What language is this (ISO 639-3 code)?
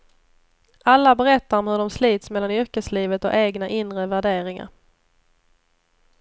swe